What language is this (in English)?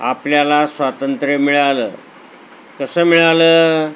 Marathi